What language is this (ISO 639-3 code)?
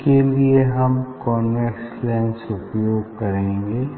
hin